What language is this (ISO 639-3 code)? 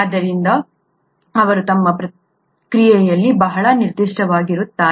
kan